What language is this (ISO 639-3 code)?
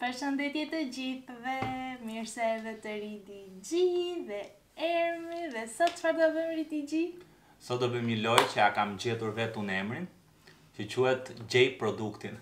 ron